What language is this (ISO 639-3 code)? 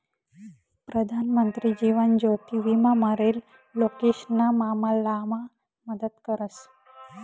mar